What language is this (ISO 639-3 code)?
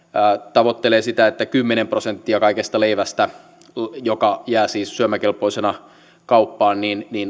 fin